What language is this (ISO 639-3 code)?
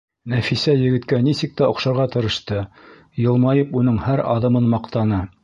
bak